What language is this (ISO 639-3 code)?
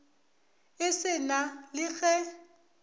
nso